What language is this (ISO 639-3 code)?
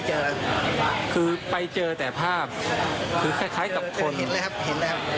tha